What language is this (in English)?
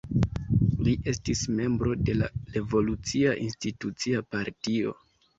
Esperanto